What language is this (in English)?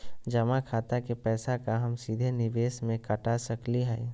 Magahi